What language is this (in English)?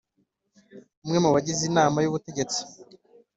Kinyarwanda